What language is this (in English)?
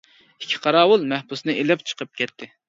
Uyghur